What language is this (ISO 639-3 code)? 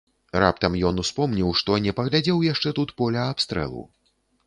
bel